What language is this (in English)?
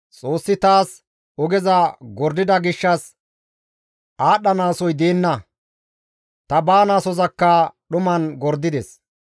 Gamo